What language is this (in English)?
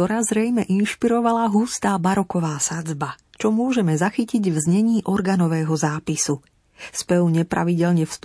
Slovak